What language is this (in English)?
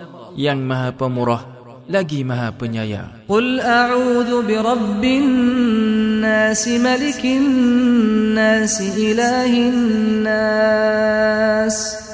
Malay